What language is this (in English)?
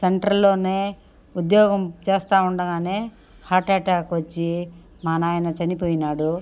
Telugu